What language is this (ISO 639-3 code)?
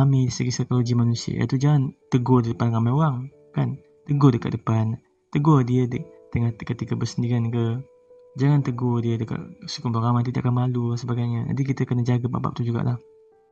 msa